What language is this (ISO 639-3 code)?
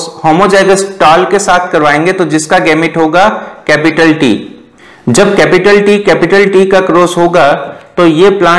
hin